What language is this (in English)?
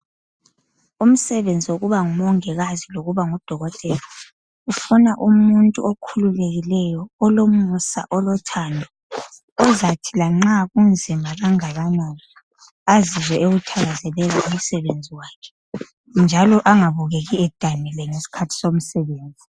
North Ndebele